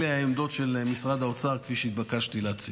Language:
Hebrew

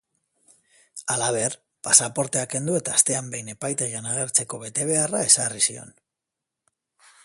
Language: Basque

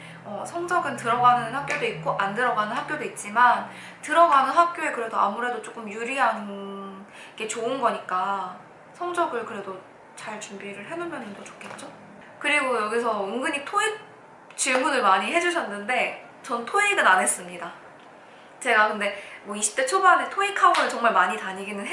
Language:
Korean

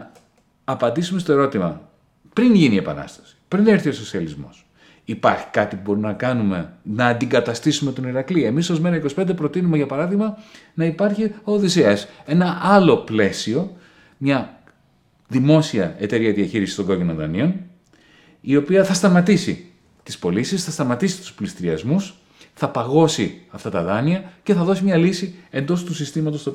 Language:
Greek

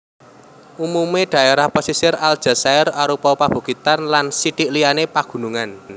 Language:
Javanese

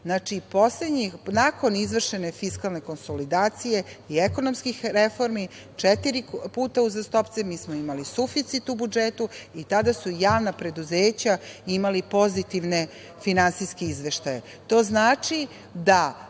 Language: Serbian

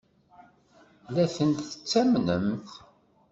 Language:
Kabyle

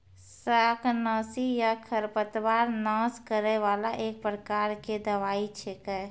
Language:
Maithili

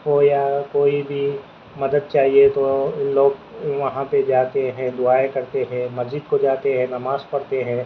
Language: Urdu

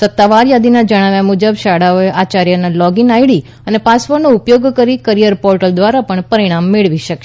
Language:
Gujarati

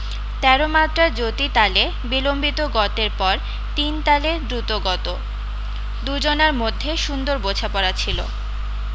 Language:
Bangla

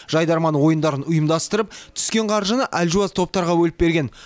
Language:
Kazakh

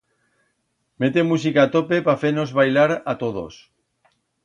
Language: Aragonese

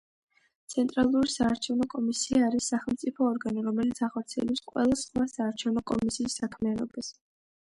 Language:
Georgian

